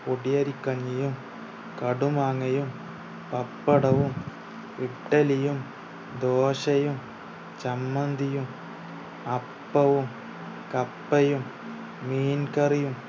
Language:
Malayalam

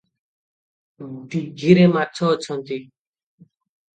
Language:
Odia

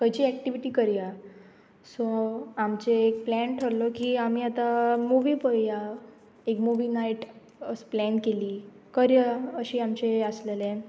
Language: Konkani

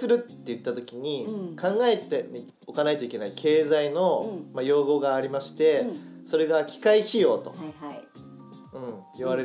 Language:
Japanese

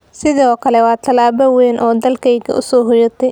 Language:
Somali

